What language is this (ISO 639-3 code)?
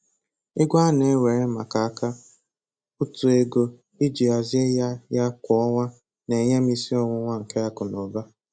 ibo